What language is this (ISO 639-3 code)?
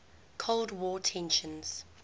eng